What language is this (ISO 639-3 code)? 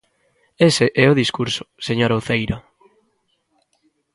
glg